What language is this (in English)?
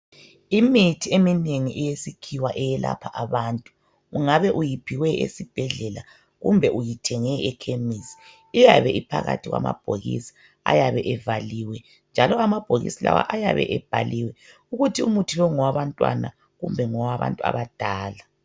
North Ndebele